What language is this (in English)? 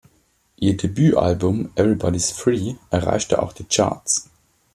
German